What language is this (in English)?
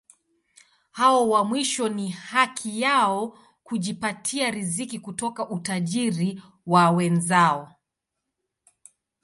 Swahili